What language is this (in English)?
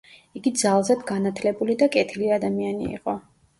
Georgian